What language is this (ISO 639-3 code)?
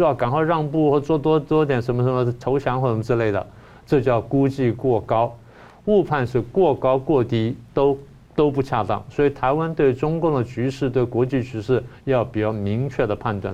zho